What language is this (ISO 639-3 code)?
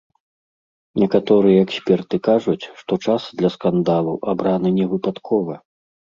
bel